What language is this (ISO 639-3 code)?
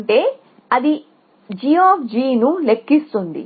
tel